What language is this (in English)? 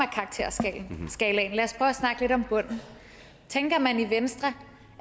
Danish